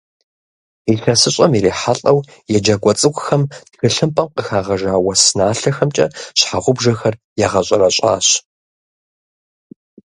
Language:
Kabardian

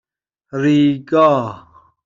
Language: Persian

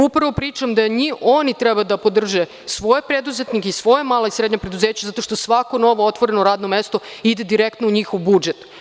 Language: Serbian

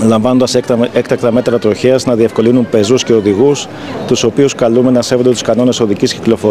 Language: Greek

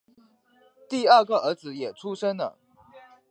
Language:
Chinese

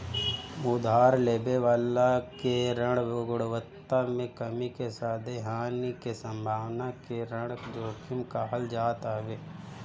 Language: Bhojpuri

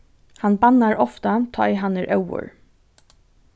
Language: Faroese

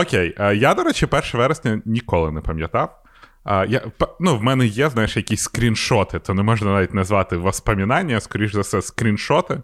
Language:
Ukrainian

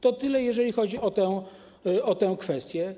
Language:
Polish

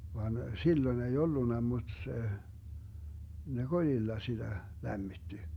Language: Finnish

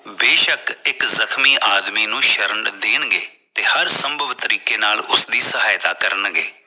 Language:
Punjabi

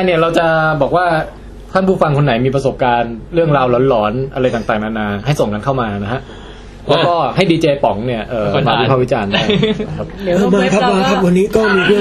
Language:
Thai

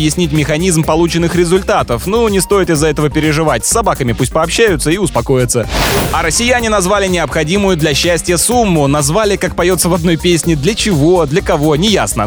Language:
Russian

